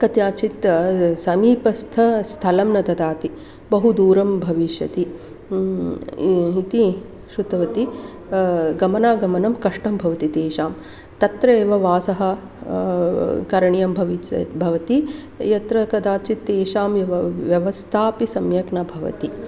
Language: Sanskrit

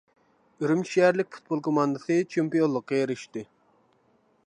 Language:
Uyghur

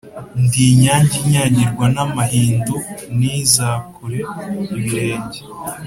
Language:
Kinyarwanda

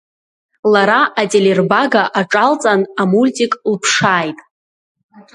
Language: Abkhazian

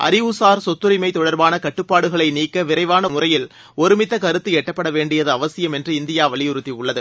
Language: Tamil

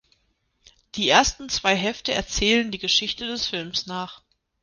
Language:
German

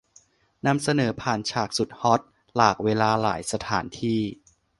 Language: Thai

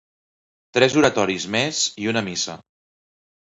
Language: Catalan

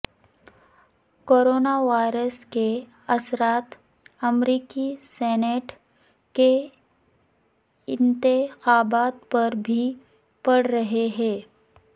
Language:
Urdu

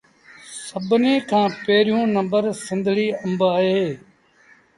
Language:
Sindhi Bhil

